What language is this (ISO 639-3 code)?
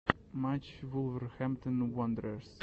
rus